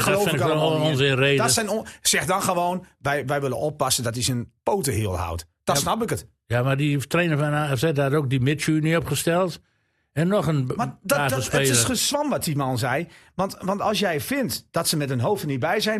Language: Dutch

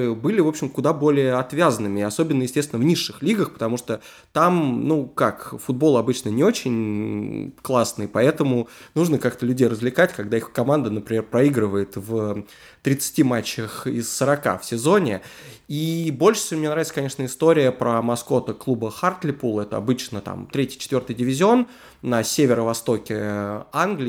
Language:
Russian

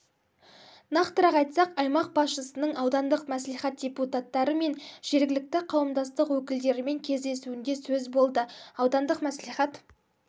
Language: Kazakh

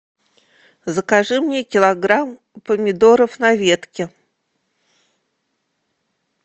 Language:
Russian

